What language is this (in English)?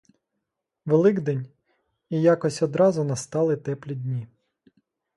Ukrainian